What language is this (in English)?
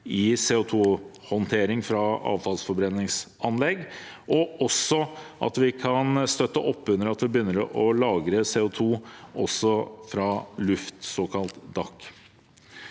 Norwegian